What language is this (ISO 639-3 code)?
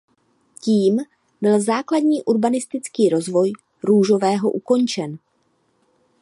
ces